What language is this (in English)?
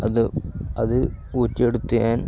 Malayalam